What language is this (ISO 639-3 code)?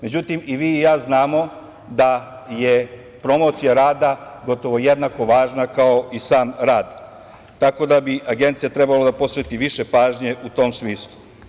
srp